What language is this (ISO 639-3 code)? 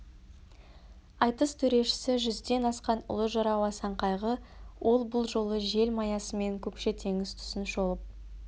kaz